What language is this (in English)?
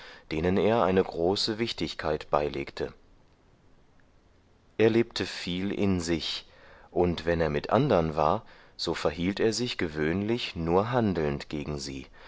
German